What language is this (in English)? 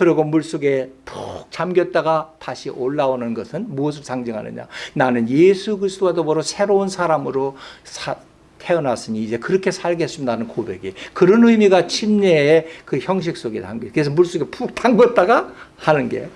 Korean